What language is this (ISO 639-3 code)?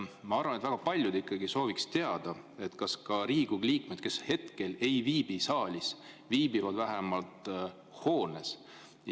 est